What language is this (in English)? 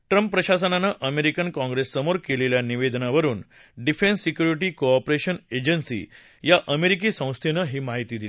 Marathi